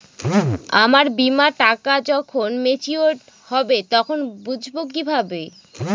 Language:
Bangla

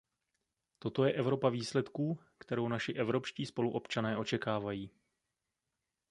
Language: Czech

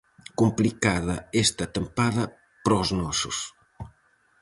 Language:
Galician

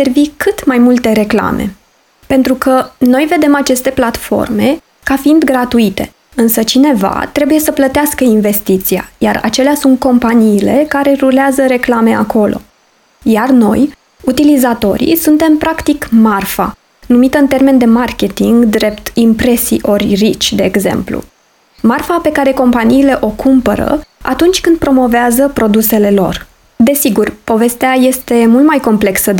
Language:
Romanian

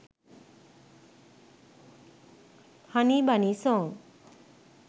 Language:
Sinhala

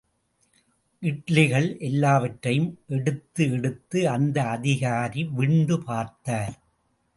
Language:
Tamil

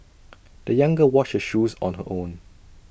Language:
English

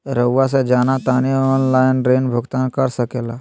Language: Magahi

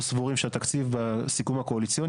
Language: Hebrew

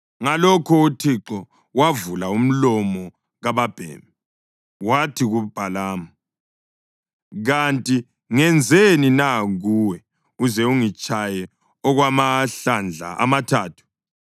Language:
North Ndebele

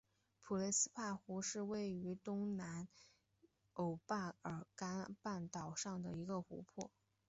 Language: Chinese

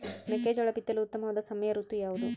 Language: Kannada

